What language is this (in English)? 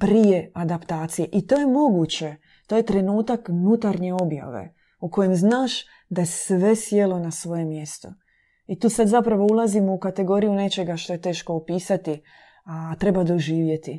Croatian